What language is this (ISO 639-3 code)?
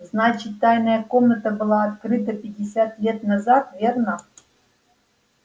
rus